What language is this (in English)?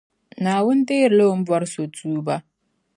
Dagbani